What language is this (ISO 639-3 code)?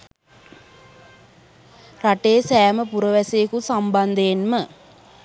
sin